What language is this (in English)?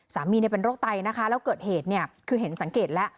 Thai